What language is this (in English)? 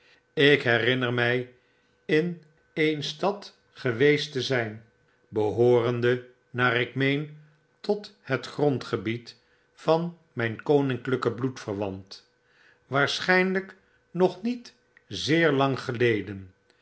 Dutch